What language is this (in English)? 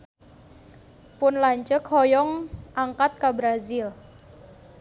Sundanese